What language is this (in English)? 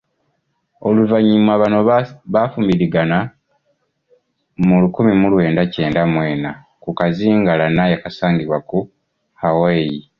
Ganda